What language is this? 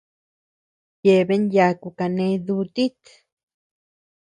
Tepeuxila Cuicatec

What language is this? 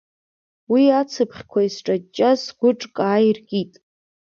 Abkhazian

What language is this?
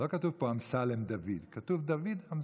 Hebrew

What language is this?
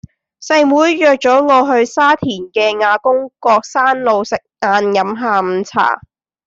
Cantonese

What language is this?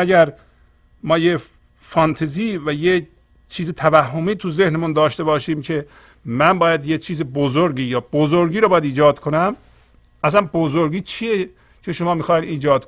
Persian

